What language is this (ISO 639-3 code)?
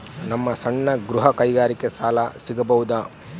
kan